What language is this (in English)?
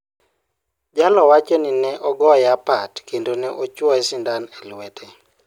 Luo (Kenya and Tanzania)